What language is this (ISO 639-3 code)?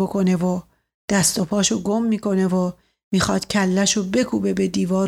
fas